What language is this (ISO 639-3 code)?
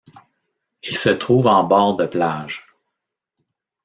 fra